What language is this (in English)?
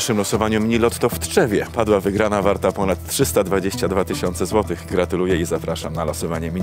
Polish